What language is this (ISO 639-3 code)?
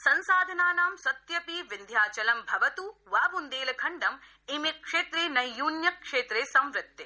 san